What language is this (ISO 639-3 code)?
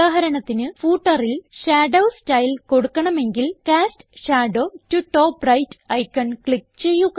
mal